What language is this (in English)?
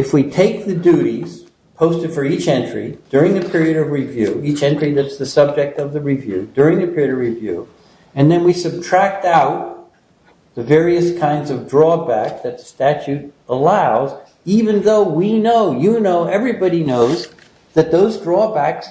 English